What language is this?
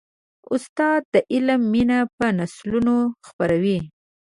Pashto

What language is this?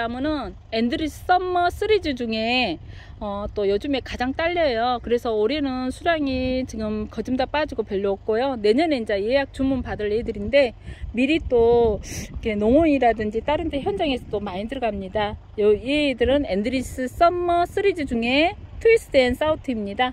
Korean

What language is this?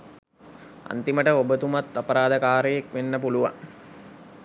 Sinhala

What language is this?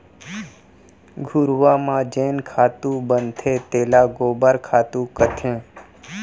Chhattisgarhi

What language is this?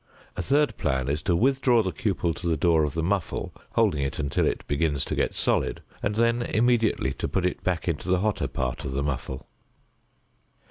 English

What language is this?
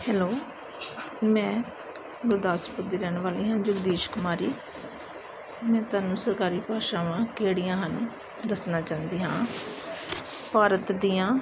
Punjabi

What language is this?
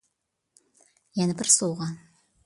Uyghur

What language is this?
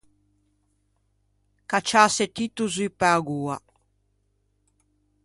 Ligurian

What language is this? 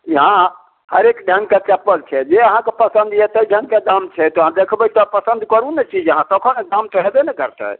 Maithili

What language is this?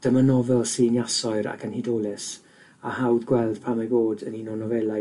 Welsh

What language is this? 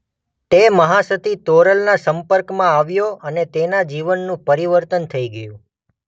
Gujarati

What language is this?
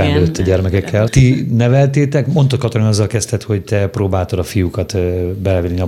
Hungarian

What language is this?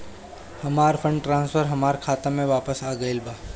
Bhojpuri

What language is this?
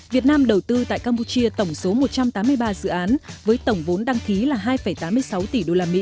Vietnamese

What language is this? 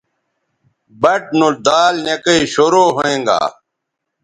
Bateri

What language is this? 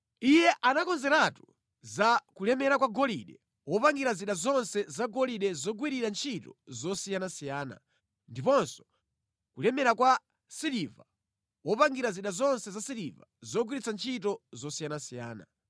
Nyanja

